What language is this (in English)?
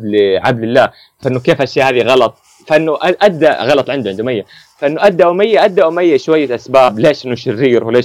Arabic